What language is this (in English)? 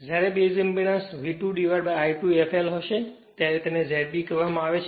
Gujarati